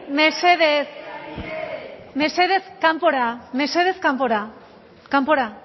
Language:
Basque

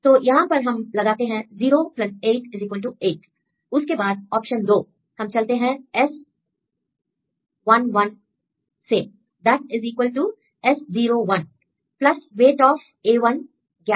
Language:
Hindi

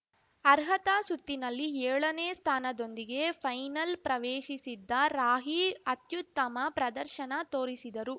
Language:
Kannada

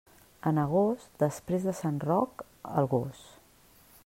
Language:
Catalan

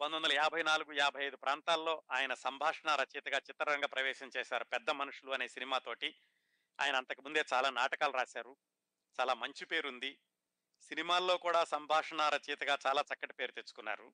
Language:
Telugu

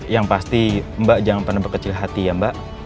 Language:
Indonesian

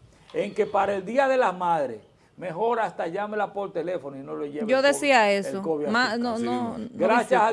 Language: Spanish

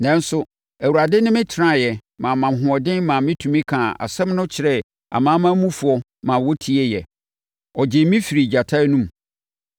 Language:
Akan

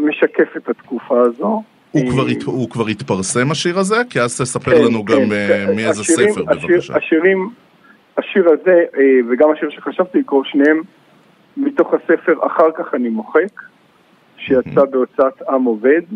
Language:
Hebrew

